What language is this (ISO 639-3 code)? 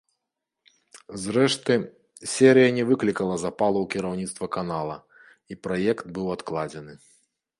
bel